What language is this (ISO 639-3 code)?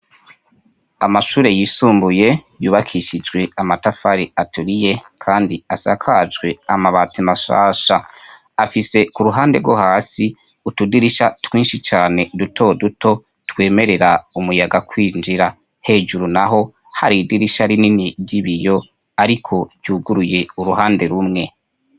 run